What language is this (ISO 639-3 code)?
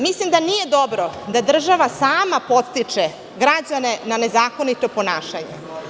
srp